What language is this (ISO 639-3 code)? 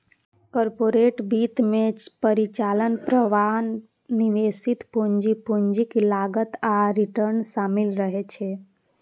mai